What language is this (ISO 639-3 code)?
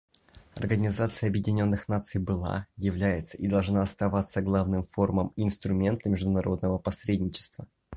rus